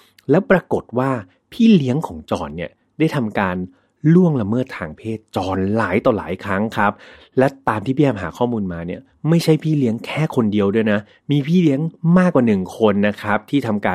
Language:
Thai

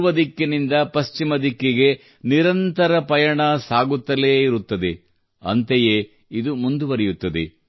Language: Kannada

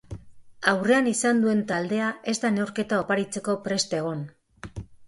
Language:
Basque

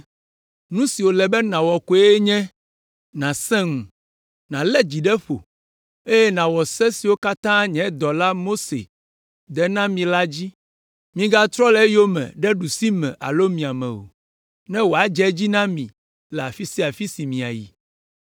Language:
Ewe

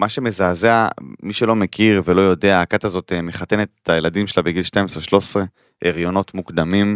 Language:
Hebrew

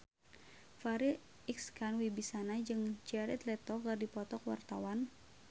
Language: Sundanese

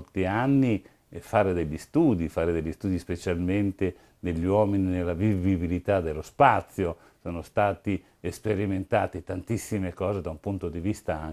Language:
Italian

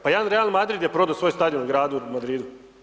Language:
Croatian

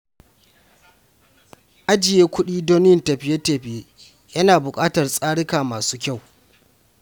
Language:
Hausa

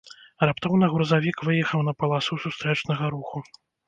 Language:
Belarusian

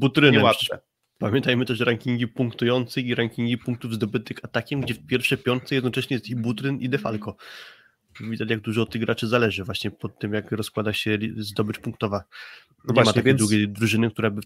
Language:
Polish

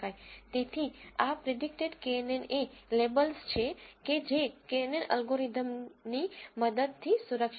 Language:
Gujarati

